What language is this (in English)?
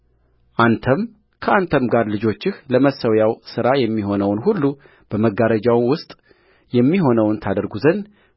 Amharic